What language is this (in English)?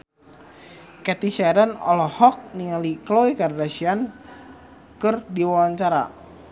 Sundanese